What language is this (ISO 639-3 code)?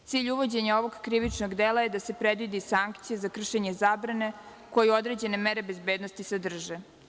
srp